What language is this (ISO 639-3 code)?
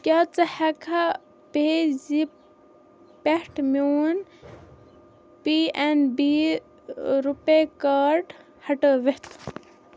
kas